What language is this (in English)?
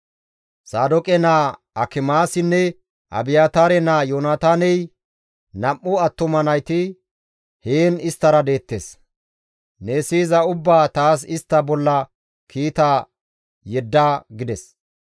Gamo